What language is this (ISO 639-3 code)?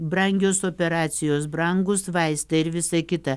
lit